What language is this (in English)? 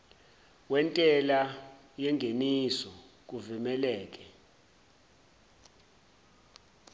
Zulu